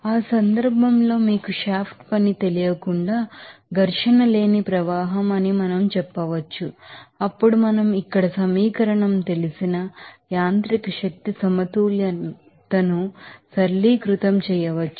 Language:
Telugu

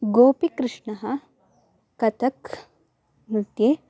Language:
Sanskrit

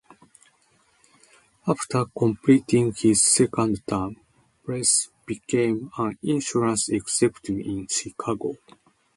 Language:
English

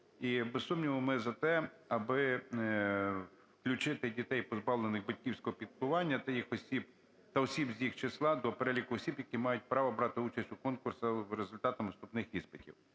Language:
Ukrainian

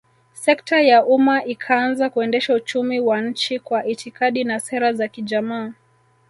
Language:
Swahili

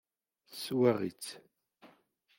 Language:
Kabyle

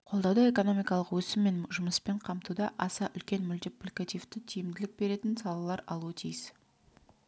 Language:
Kazakh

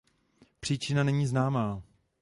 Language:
Czech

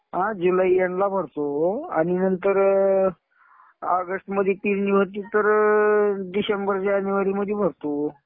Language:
Marathi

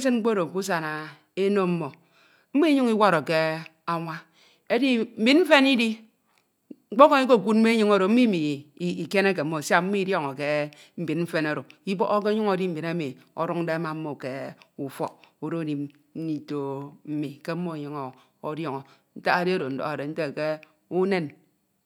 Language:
Ito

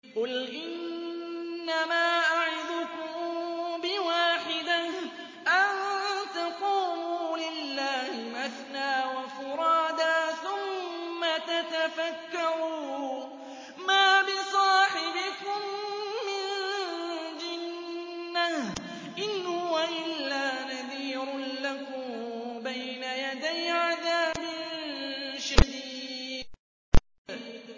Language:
Arabic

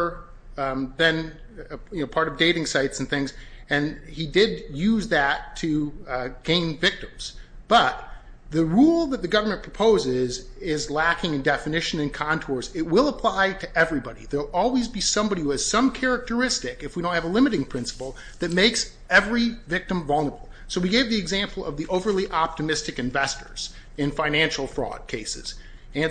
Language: English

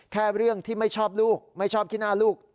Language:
Thai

